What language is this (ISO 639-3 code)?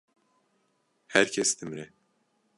kur